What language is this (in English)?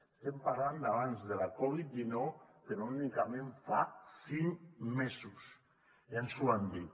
Catalan